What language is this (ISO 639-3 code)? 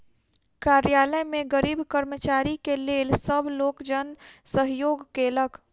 mai